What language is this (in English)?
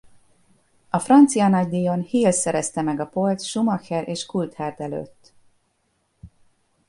Hungarian